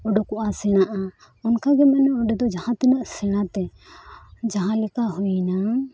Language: Santali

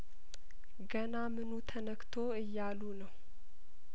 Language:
Amharic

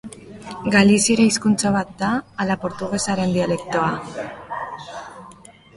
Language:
Basque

